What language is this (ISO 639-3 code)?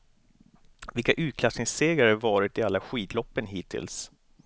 swe